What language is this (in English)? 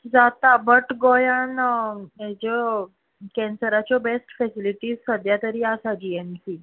Konkani